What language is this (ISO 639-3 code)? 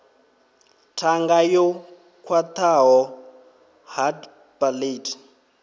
ven